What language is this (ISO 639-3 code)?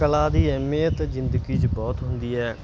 pan